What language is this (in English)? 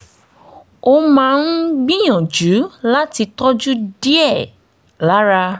Yoruba